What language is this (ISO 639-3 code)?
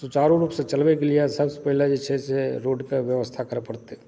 mai